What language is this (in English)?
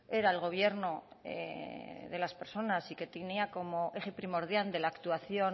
Spanish